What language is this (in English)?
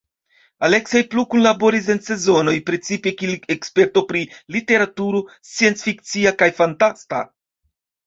Esperanto